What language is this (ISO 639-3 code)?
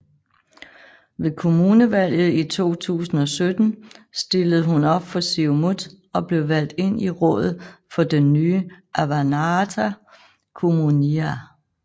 dan